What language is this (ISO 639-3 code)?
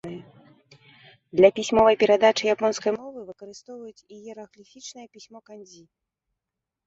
bel